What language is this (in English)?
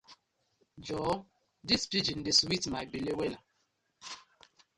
Nigerian Pidgin